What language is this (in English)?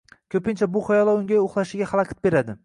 Uzbek